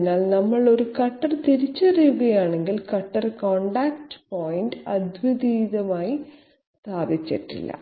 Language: Malayalam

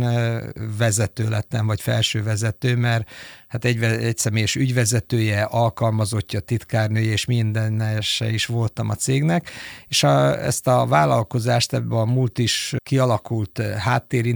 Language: Hungarian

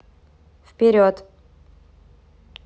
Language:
Russian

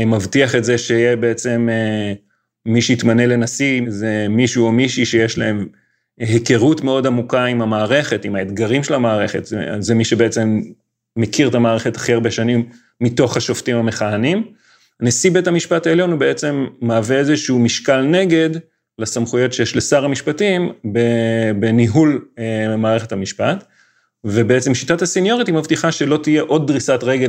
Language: Hebrew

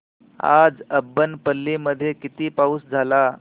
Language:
Marathi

